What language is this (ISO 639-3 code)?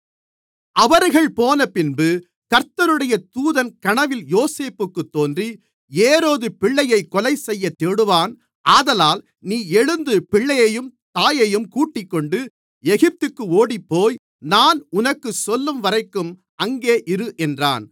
tam